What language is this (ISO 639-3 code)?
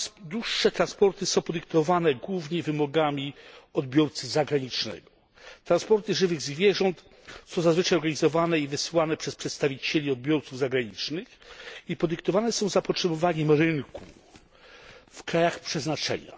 pol